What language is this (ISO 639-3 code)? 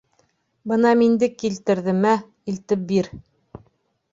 bak